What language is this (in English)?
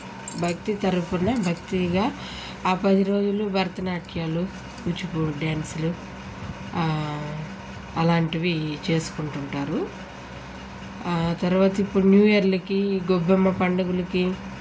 Telugu